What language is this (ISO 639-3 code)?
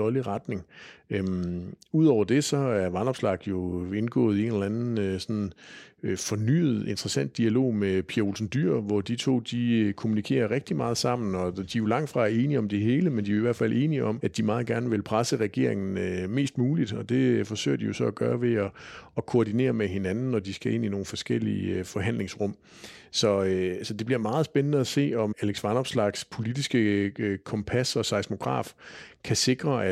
dan